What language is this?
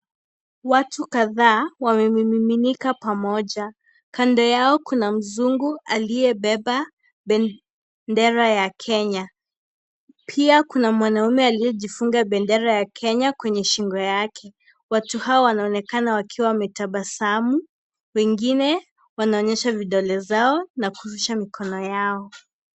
Swahili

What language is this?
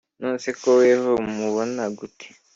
Kinyarwanda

